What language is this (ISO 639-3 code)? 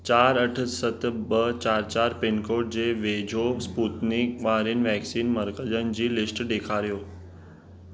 snd